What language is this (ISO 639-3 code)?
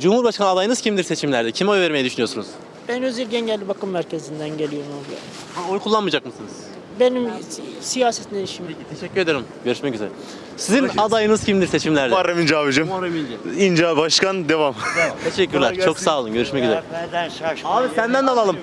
tur